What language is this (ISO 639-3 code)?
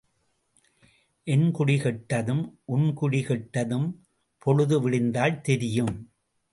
tam